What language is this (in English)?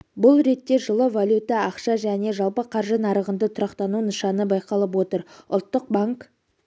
Kazakh